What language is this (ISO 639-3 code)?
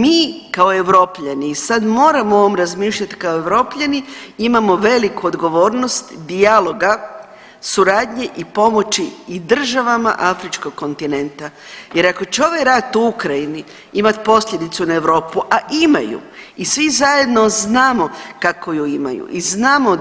hrv